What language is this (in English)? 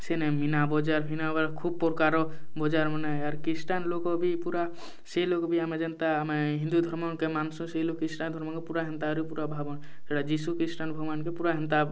Odia